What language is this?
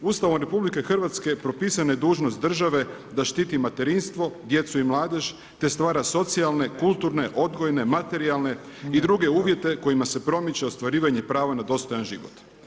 Croatian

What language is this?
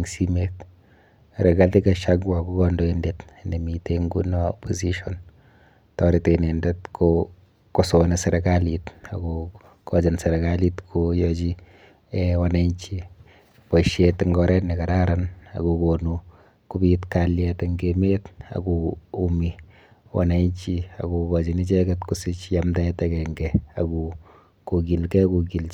Kalenjin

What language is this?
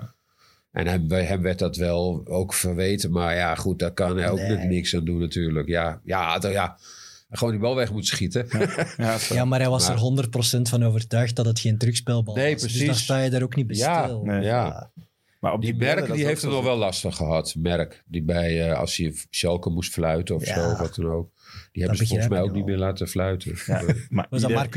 Dutch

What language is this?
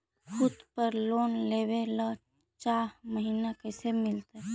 Magahi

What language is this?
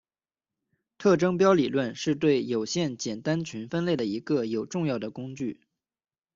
Chinese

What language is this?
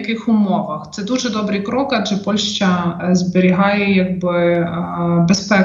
Ukrainian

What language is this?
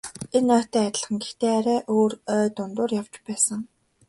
Mongolian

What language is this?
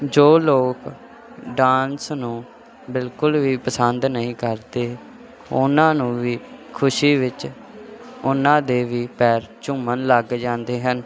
Punjabi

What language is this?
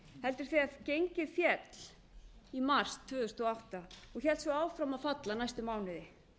Icelandic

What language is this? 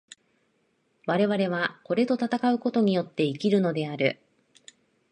Japanese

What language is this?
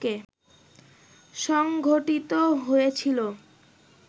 Bangla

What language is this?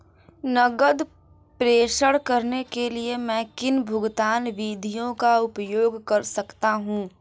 Hindi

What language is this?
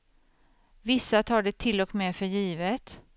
Swedish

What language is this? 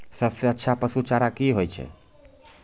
Maithili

